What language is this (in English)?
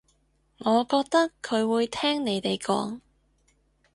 Cantonese